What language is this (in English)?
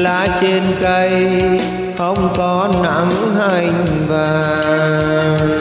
Vietnamese